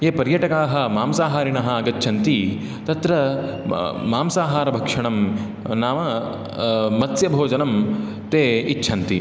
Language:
Sanskrit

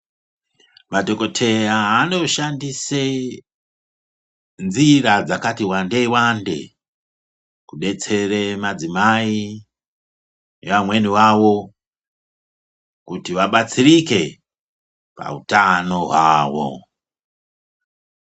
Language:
Ndau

